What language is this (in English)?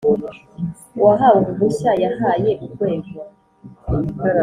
Kinyarwanda